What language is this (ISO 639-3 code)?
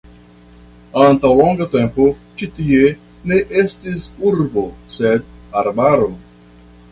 epo